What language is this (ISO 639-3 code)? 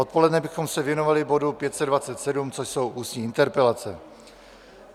ces